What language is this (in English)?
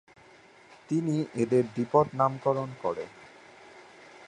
Bangla